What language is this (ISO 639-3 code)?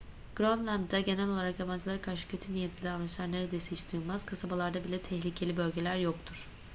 tur